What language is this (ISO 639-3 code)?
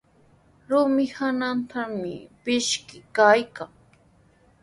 qws